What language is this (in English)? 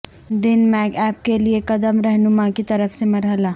Urdu